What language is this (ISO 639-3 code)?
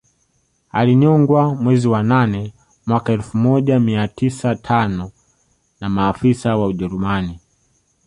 swa